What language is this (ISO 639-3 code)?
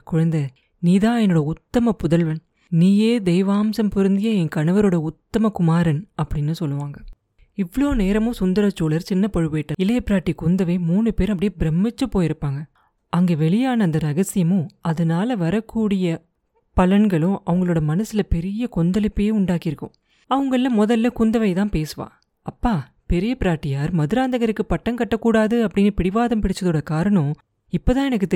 tam